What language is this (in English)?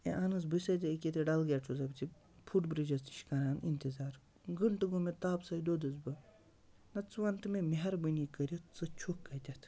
Kashmiri